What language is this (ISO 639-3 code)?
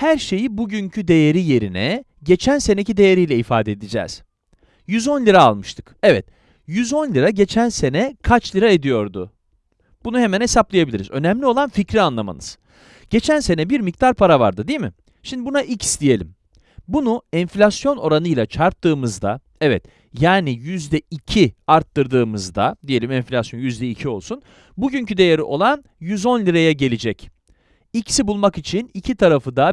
tur